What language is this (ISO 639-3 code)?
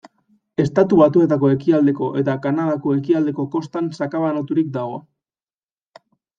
eus